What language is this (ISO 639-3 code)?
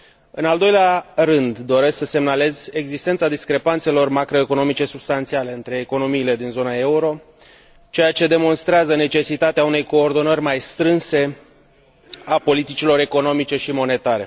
ron